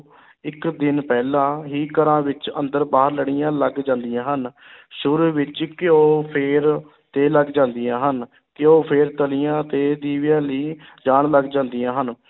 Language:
Punjabi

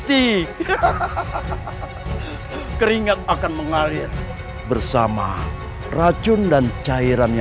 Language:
Indonesian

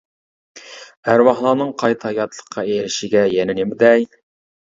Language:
Uyghur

